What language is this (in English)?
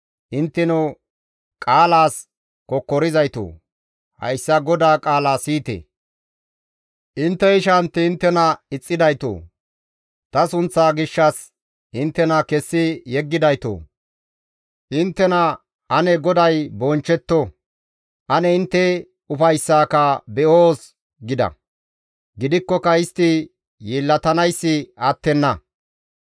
Gamo